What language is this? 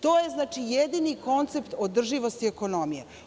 Serbian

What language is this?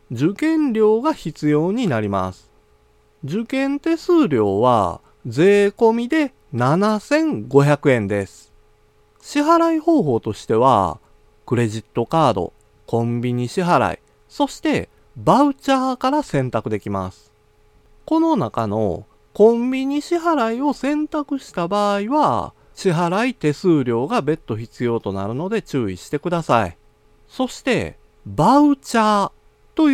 Japanese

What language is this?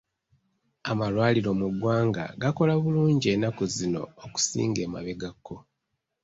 Ganda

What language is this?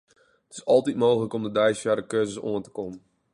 Western Frisian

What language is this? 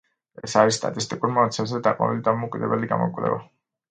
Georgian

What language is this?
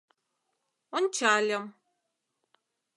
Mari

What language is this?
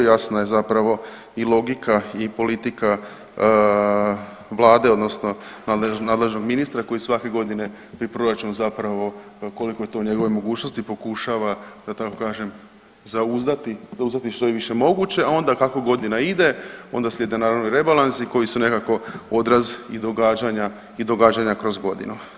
Croatian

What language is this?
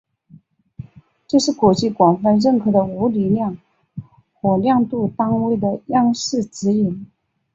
Chinese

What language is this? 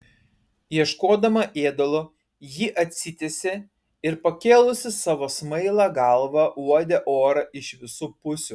Lithuanian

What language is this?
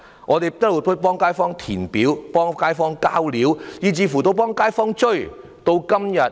Cantonese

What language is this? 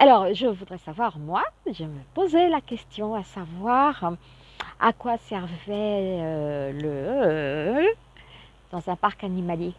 French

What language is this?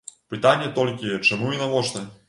Belarusian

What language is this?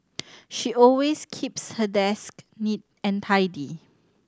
English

